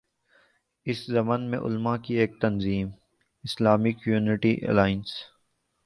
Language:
Urdu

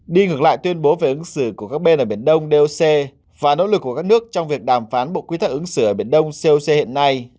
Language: Vietnamese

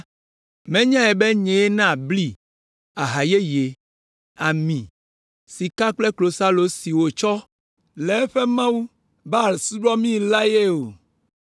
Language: Ewe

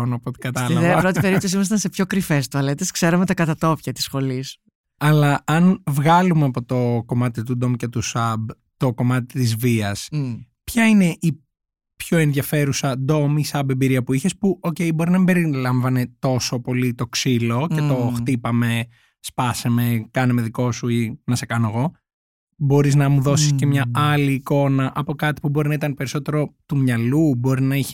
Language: Greek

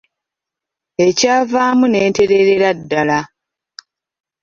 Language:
Ganda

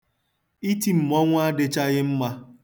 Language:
Igbo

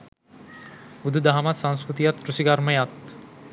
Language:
Sinhala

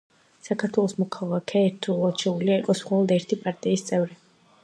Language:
Georgian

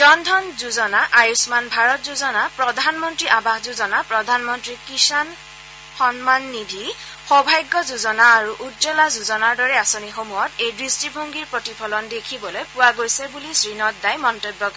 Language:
Assamese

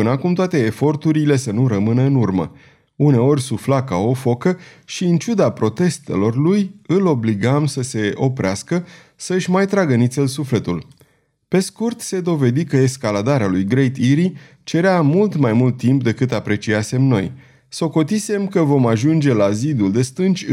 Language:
Romanian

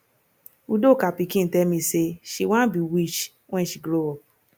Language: Nigerian Pidgin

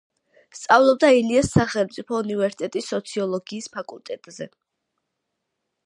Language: Georgian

